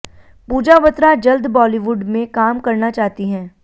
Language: Hindi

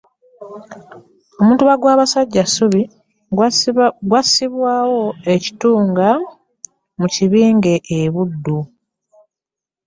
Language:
Ganda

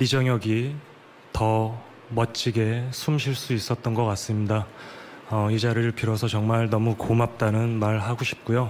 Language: Korean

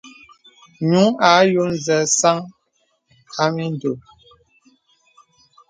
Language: Bebele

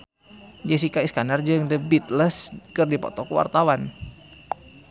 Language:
Sundanese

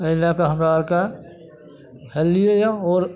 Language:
Maithili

